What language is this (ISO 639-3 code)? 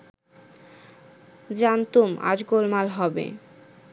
ben